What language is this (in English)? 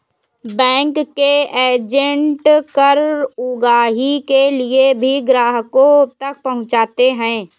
Hindi